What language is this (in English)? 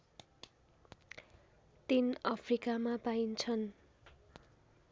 Nepali